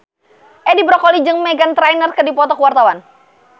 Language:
Sundanese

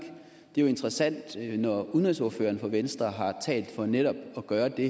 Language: Danish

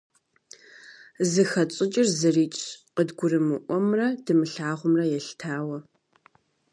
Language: Kabardian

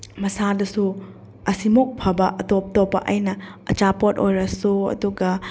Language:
Manipuri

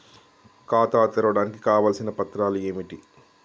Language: Telugu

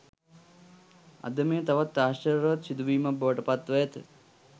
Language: Sinhala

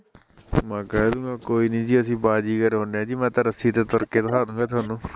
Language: Punjabi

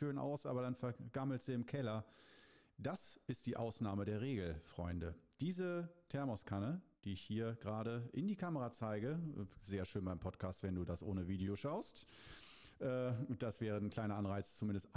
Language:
German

